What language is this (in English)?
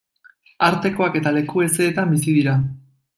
Basque